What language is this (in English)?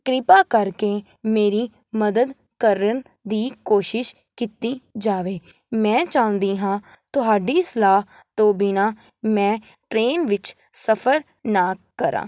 Punjabi